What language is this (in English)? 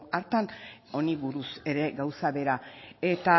Basque